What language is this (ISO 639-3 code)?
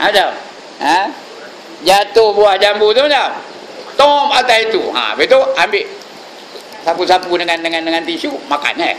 msa